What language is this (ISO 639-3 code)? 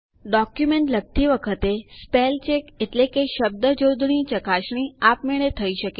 guj